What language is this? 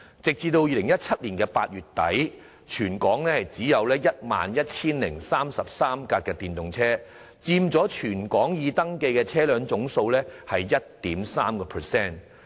Cantonese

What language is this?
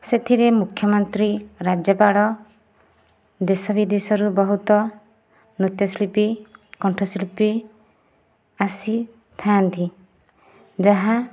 Odia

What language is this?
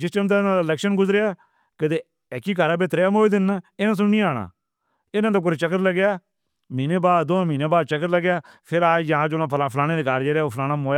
Northern Hindko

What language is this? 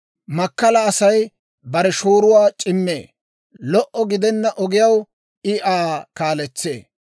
Dawro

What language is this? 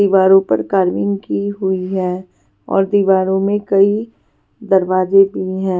Hindi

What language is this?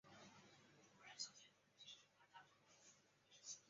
Chinese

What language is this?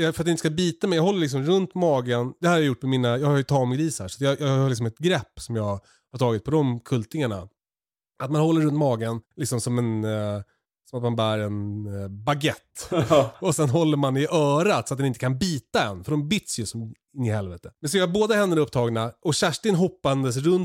Swedish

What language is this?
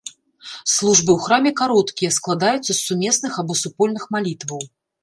Belarusian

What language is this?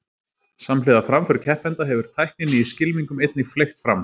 Icelandic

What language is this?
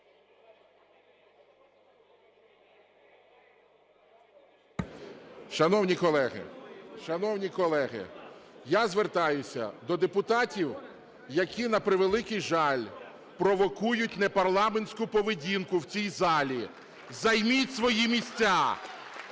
Ukrainian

